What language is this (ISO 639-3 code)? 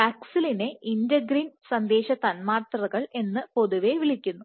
mal